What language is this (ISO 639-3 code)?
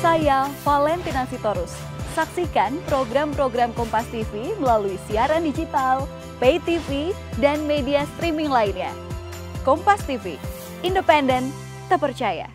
ind